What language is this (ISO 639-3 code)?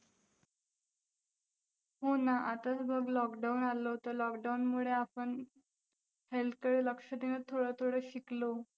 mar